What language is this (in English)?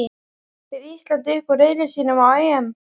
Icelandic